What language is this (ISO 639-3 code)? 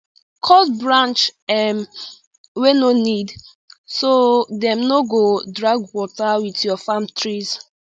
pcm